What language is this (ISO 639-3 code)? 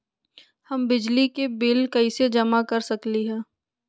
mag